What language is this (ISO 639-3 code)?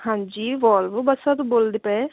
pan